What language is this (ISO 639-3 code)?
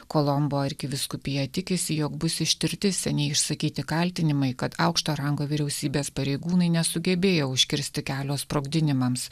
lit